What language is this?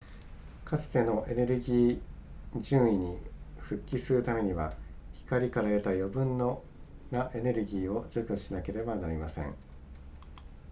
Japanese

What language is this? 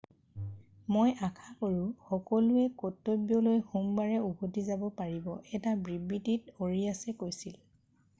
Assamese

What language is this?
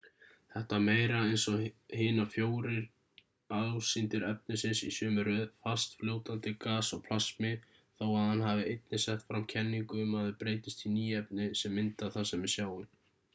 Icelandic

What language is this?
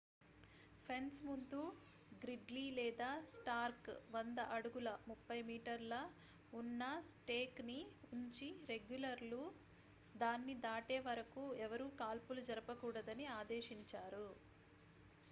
Telugu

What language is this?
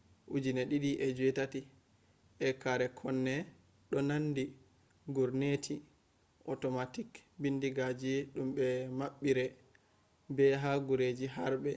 Fula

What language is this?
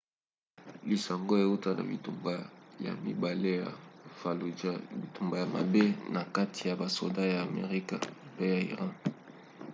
Lingala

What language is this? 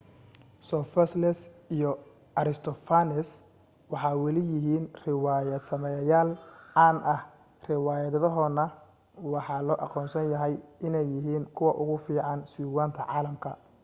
Somali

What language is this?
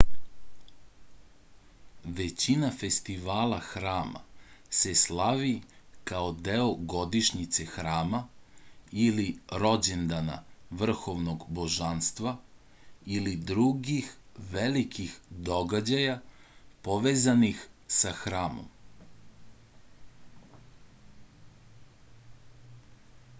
Serbian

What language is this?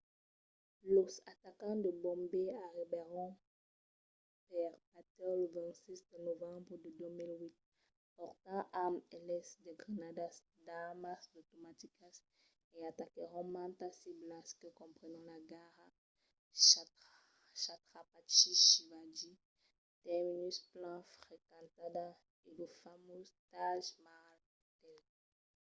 Occitan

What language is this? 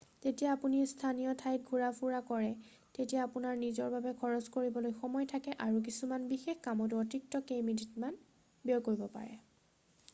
Assamese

